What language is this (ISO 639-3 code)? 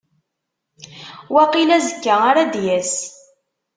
kab